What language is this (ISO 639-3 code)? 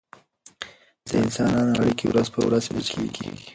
pus